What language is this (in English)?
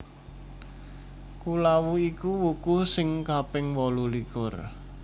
Javanese